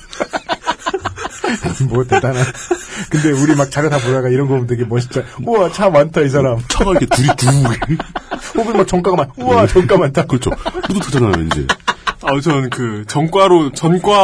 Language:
Korean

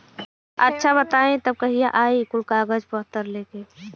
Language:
Bhojpuri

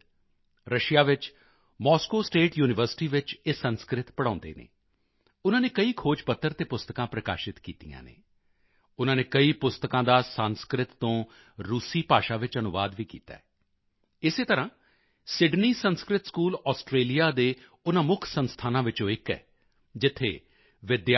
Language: Punjabi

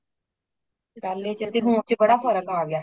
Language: Punjabi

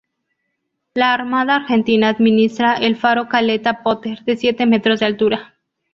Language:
Spanish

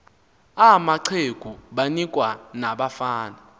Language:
Xhosa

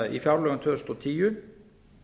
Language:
Icelandic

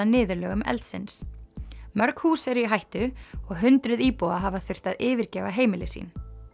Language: Icelandic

